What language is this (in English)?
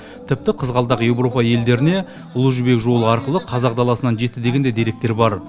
Kazakh